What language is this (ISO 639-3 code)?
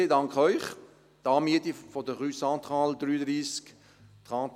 gsw